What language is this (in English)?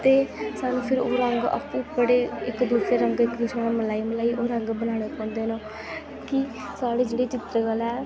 Dogri